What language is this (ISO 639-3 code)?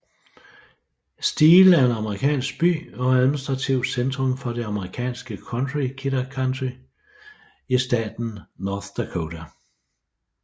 dan